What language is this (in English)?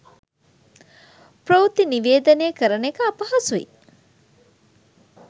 Sinhala